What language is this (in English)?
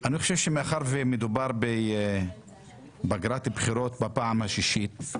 Hebrew